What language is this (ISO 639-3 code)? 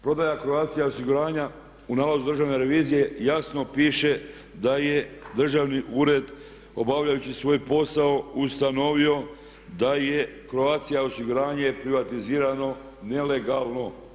hrv